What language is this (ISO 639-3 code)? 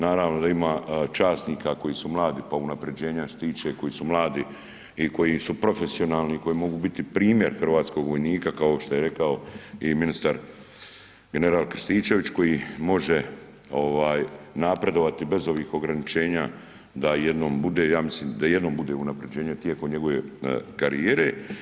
hrv